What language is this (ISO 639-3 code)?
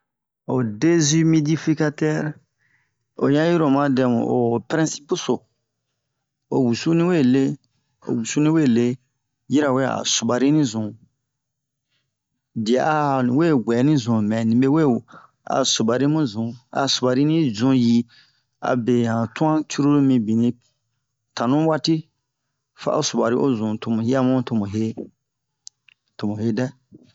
bmq